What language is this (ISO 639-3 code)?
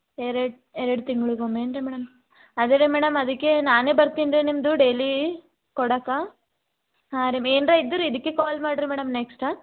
kan